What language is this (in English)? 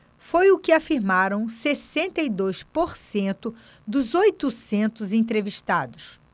Portuguese